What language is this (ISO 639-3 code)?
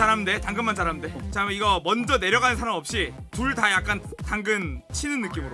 kor